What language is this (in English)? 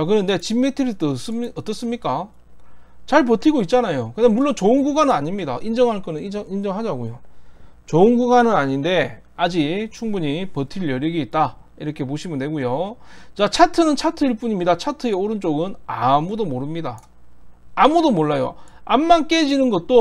Korean